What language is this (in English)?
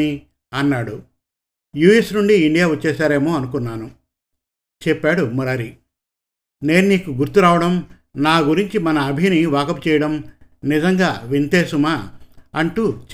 Telugu